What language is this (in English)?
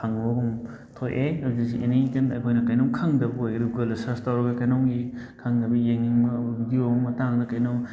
Manipuri